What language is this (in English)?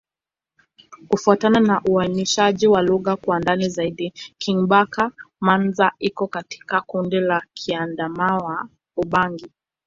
Swahili